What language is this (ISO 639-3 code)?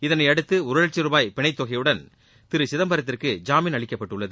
tam